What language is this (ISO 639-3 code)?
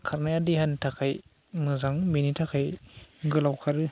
brx